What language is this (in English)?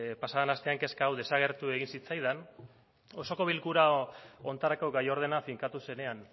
Basque